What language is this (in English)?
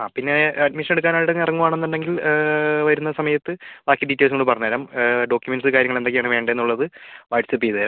Malayalam